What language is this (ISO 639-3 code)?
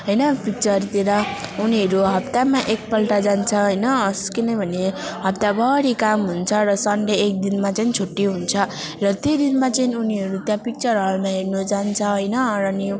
nep